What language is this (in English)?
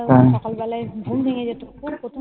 Bangla